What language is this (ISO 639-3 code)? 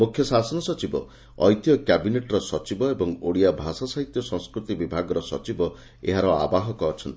ori